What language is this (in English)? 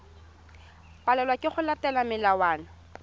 Tswana